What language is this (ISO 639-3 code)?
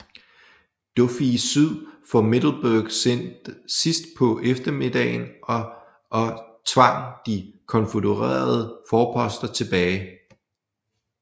dan